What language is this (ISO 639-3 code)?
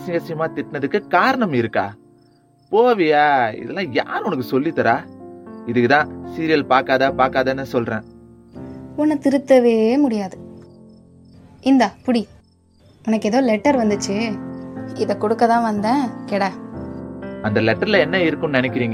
tam